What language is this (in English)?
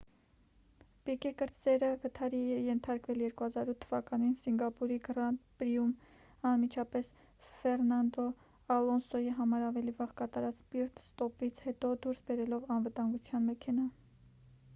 Armenian